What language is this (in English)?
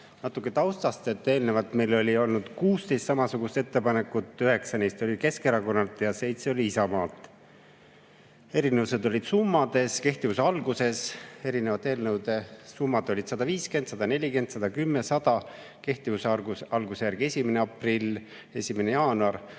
Estonian